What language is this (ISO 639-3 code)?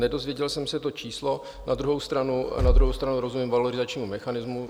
ces